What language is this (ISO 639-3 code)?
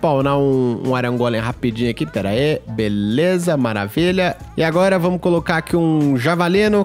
por